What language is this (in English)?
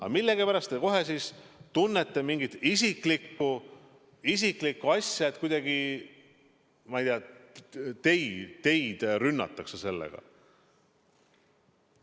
Estonian